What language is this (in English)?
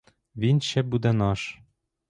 Ukrainian